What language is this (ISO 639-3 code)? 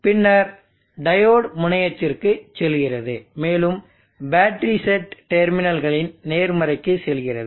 tam